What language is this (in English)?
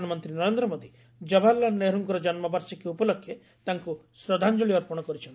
Odia